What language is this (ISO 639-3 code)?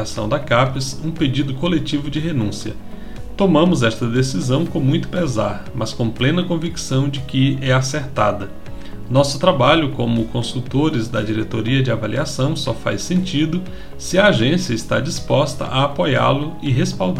por